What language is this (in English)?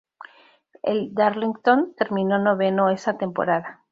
Spanish